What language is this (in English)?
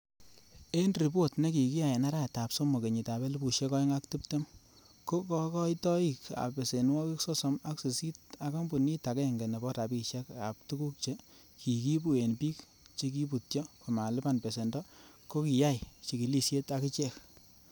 Kalenjin